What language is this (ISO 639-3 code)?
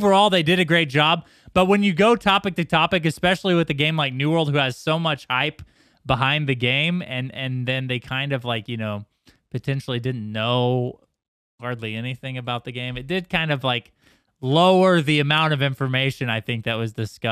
eng